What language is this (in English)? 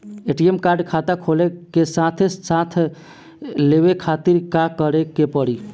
Bhojpuri